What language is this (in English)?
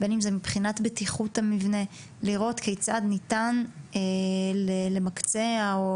Hebrew